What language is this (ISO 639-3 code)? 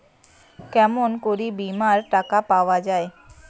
ben